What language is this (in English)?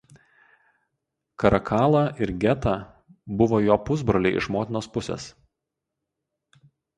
Lithuanian